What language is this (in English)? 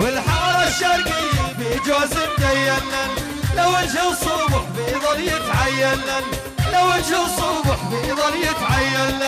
Arabic